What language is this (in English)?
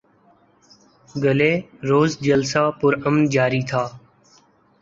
Urdu